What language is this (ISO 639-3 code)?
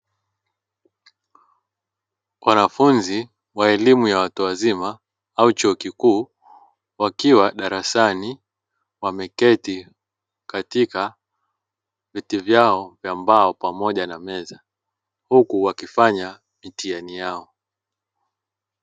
swa